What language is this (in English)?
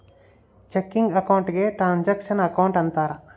Kannada